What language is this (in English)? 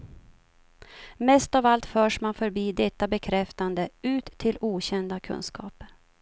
Swedish